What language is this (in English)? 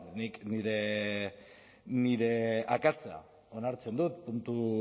Basque